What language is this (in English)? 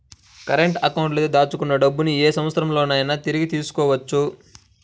Telugu